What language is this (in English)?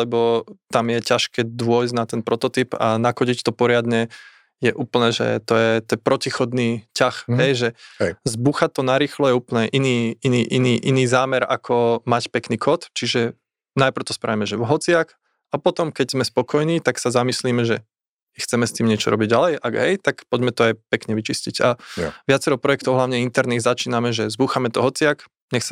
Slovak